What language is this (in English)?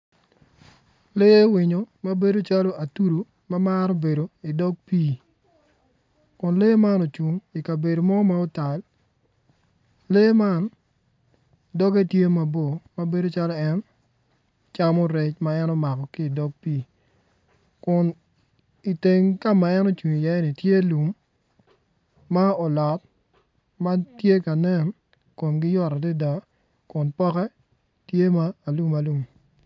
Acoli